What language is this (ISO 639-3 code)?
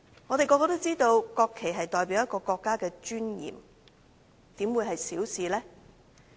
yue